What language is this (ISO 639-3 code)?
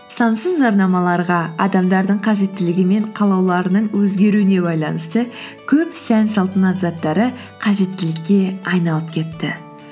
kaz